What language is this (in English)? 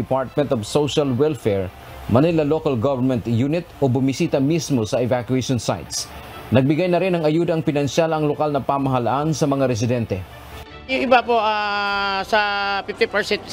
Filipino